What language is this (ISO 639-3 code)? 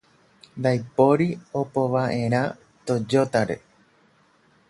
grn